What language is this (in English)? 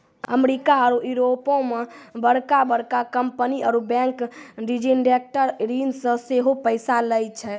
Maithili